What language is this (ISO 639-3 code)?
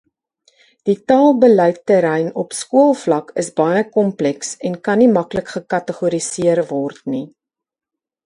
afr